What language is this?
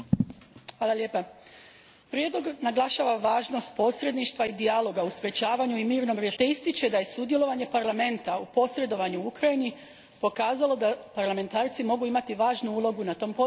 Croatian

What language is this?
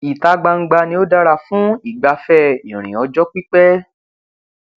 Yoruba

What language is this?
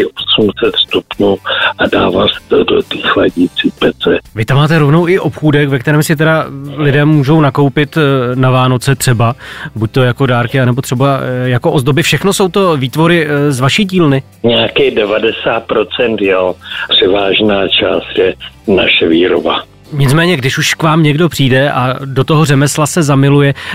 Czech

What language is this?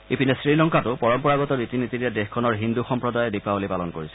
Assamese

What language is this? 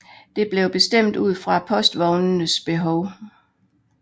Danish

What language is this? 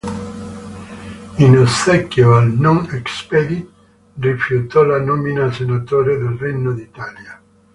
Italian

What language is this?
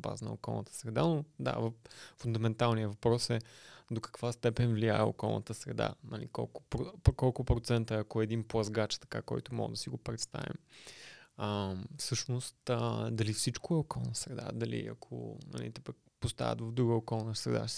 Bulgarian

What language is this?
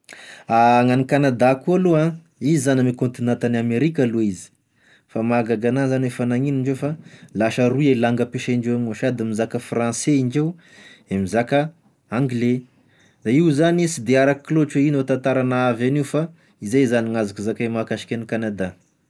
Tesaka Malagasy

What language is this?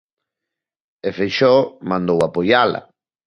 Galician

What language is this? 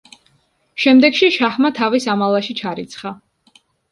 Georgian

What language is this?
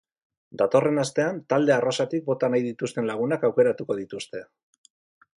Basque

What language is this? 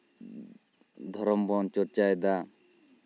Santali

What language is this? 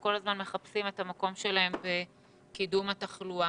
Hebrew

